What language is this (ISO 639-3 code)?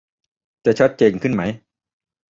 tha